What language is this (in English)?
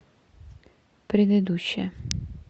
Russian